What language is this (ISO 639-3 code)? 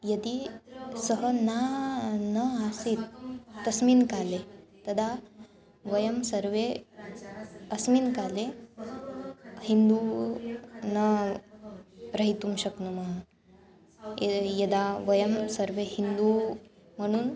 san